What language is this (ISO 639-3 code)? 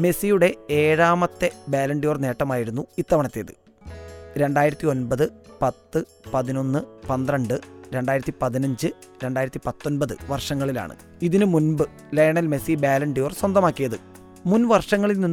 mal